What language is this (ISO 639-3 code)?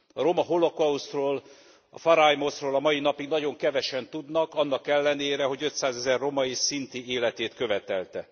hun